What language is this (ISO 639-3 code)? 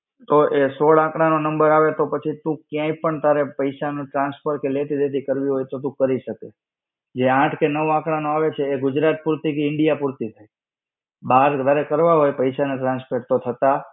guj